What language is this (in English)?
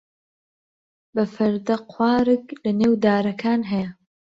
Central Kurdish